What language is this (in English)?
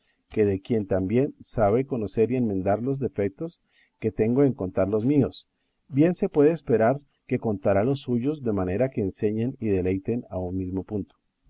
Spanish